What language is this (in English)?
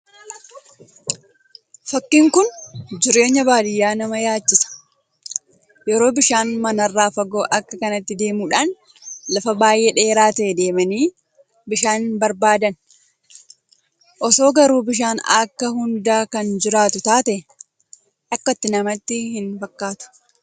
Oromo